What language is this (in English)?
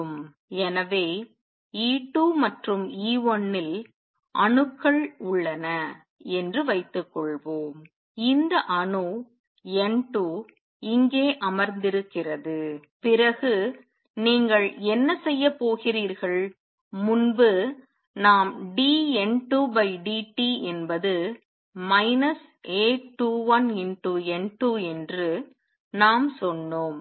Tamil